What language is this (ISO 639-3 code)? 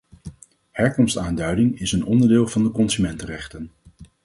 nld